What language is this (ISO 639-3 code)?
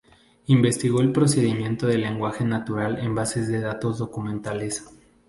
spa